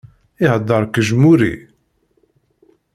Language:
Kabyle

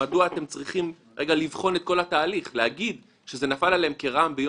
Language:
Hebrew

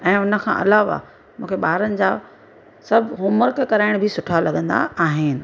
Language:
Sindhi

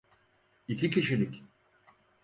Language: Turkish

